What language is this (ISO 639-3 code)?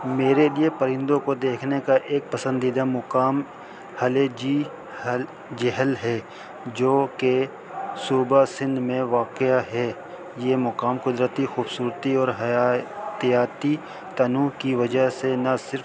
urd